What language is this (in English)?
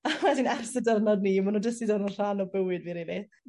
Welsh